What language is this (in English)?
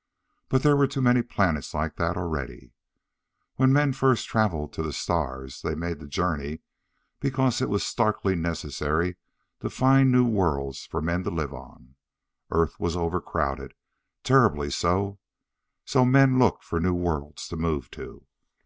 English